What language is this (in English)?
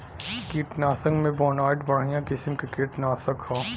Bhojpuri